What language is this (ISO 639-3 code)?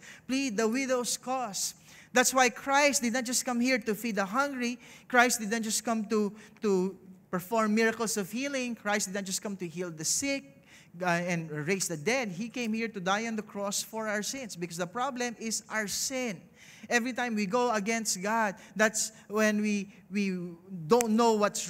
eng